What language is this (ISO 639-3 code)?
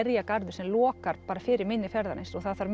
isl